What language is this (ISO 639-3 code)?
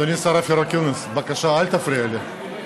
heb